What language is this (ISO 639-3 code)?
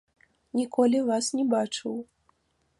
bel